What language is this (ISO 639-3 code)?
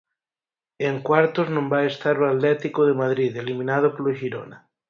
glg